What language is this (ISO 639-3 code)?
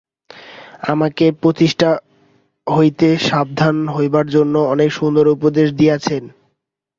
ben